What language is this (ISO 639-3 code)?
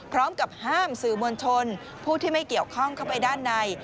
tha